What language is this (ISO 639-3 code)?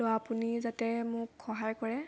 asm